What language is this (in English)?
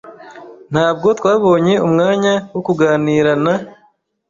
Kinyarwanda